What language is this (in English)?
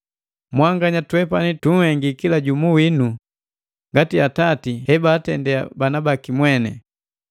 Matengo